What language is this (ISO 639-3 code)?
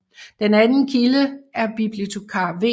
dan